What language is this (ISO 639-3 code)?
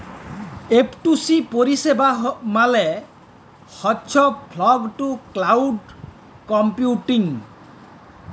ben